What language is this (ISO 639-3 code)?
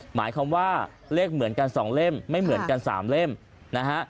tha